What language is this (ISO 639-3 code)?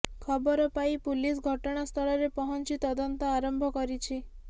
ori